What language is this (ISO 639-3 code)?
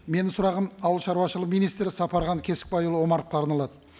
kaz